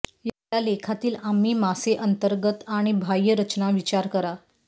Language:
Marathi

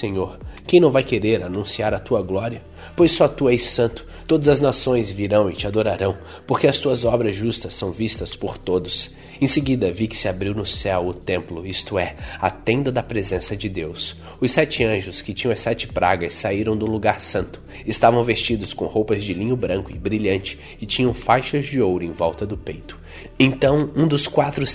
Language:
Portuguese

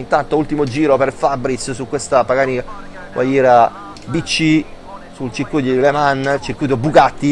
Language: Italian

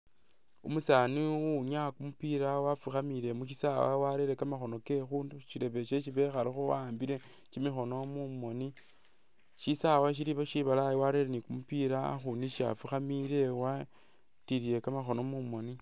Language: Masaaba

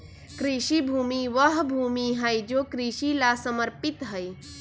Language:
Magahi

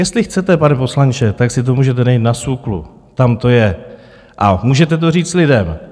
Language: Czech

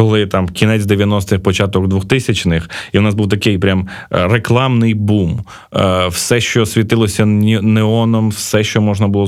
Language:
Ukrainian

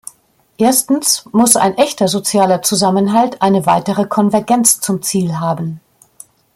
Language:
German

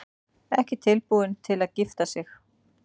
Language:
Icelandic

